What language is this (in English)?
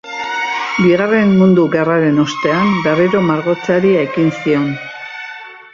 Basque